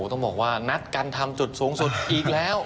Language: Thai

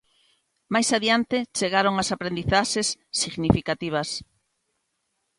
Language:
Galician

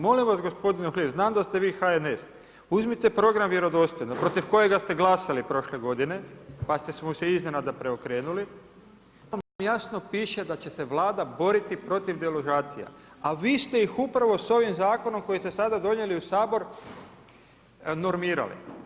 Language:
Croatian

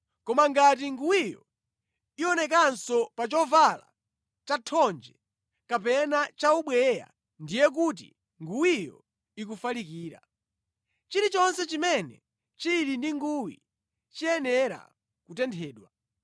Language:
Nyanja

